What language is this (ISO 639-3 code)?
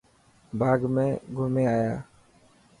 mki